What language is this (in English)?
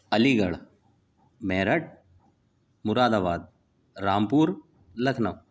Urdu